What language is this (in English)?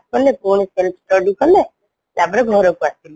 Odia